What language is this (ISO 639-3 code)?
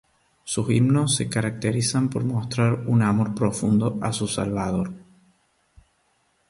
spa